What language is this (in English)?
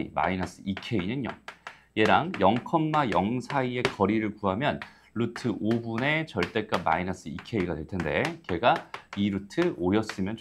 Korean